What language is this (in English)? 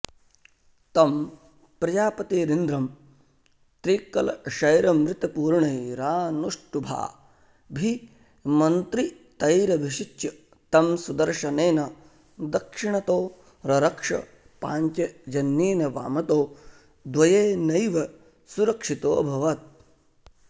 Sanskrit